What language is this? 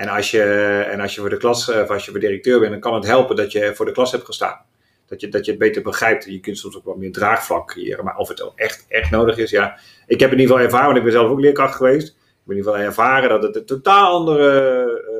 Dutch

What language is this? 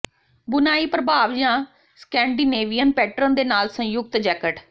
Punjabi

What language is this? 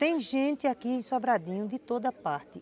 Portuguese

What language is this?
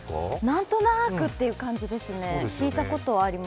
Japanese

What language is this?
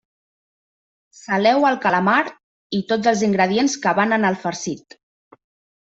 Catalan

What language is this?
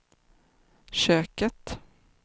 Swedish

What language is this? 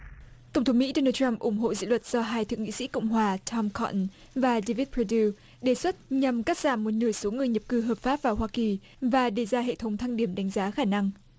Vietnamese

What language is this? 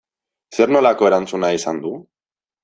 Basque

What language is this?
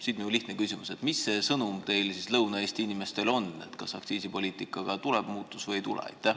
Estonian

